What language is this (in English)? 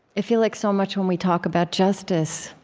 English